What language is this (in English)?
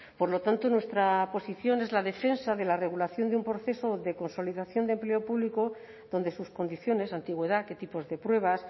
Spanish